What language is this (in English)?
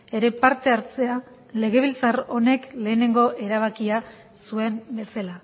Basque